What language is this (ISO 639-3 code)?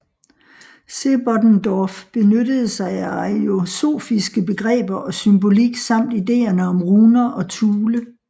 dan